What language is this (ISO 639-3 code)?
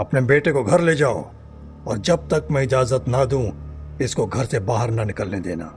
hin